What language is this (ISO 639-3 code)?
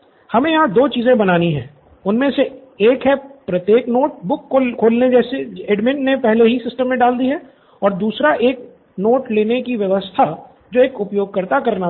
hin